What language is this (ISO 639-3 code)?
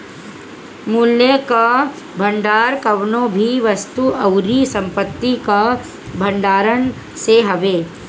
bho